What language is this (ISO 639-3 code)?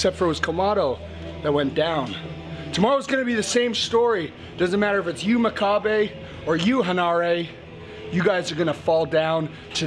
eng